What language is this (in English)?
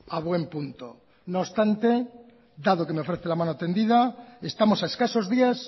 Spanish